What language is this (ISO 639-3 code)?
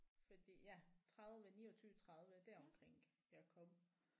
dan